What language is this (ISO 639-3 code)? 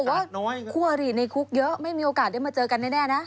tha